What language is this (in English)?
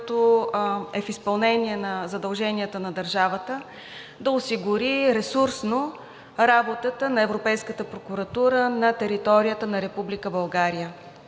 Bulgarian